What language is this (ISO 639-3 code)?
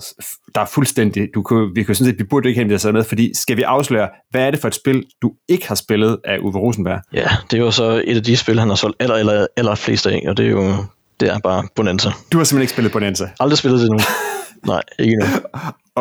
dan